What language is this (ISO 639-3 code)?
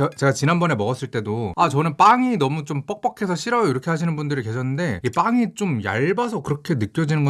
kor